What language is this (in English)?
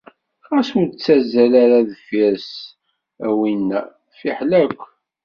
Kabyle